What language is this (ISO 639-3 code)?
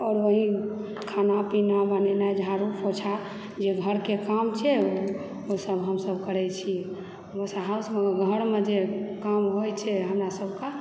mai